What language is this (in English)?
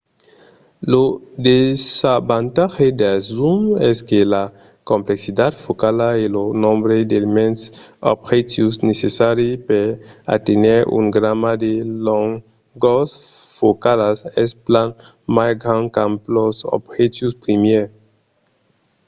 Occitan